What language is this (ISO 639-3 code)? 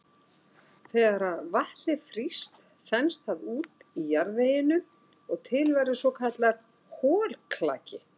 isl